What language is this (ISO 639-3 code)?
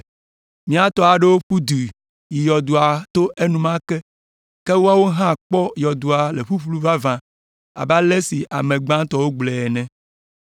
ewe